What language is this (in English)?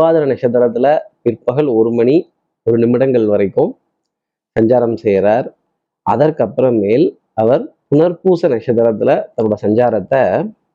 Tamil